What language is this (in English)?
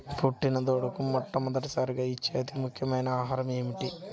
Telugu